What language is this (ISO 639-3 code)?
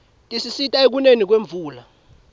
ssw